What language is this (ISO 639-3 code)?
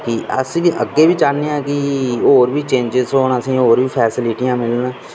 doi